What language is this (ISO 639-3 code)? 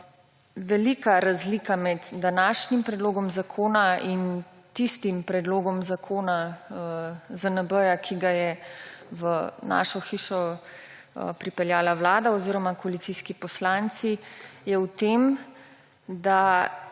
slv